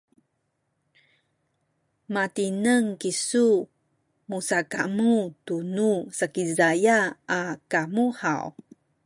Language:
Sakizaya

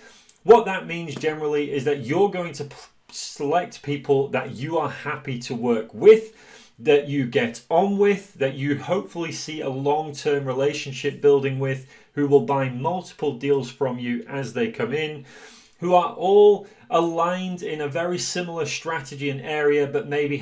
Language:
English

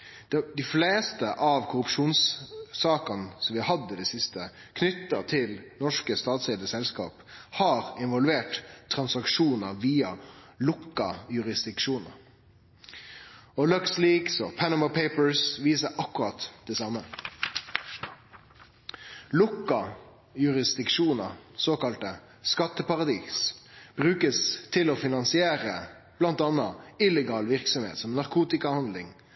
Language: Norwegian Nynorsk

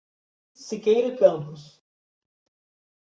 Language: Portuguese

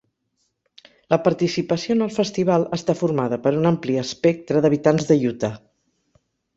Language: Catalan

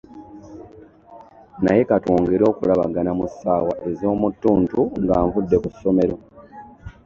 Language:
Ganda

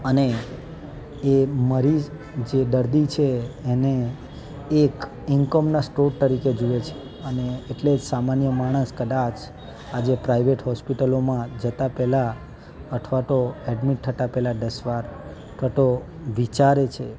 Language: Gujarati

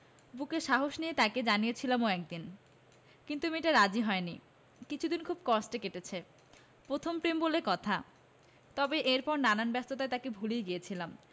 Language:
Bangla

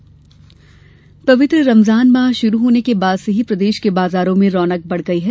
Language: Hindi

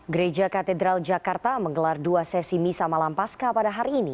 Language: Indonesian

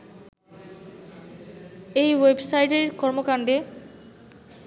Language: Bangla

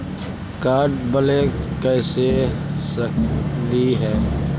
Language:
Magahi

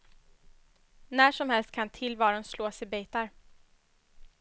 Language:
Swedish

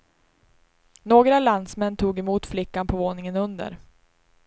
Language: Swedish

